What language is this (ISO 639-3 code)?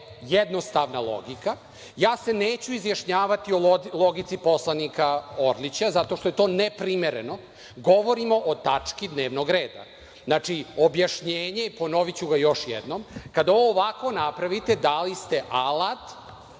srp